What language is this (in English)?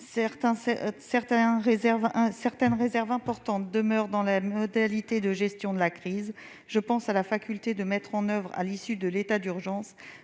French